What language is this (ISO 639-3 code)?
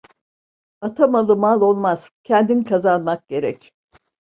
tur